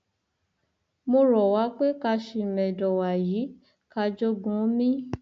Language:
Yoruba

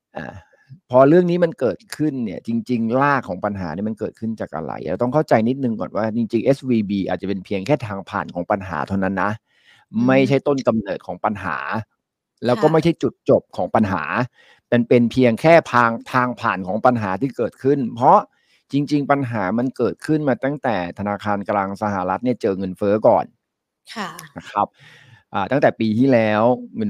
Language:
Thai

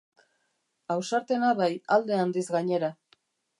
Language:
Basque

